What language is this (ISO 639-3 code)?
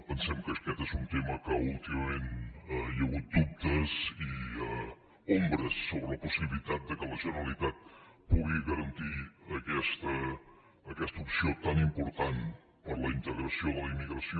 cat